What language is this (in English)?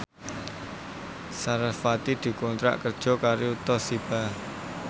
Javanese